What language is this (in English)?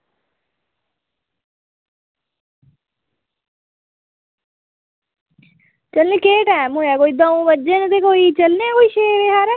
Dogri